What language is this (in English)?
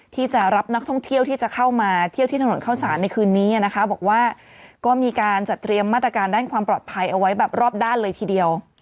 Thai